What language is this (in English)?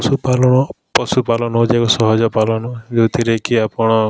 Odia